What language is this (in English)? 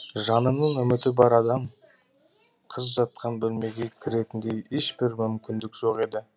Kazakh